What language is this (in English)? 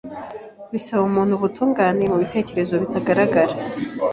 Kinyarwanda